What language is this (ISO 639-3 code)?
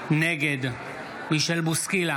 heb